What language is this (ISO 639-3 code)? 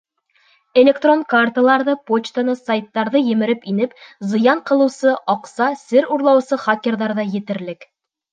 bak